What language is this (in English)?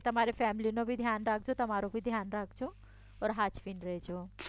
Gujarati